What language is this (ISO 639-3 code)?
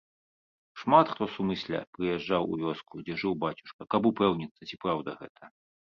bel